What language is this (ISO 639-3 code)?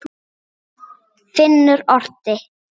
isl